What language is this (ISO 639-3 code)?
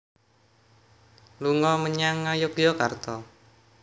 jav